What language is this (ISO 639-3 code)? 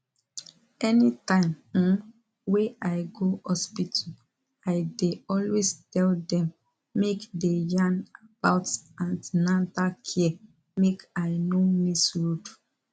pcm